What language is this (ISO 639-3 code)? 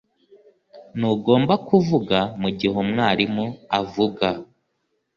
kin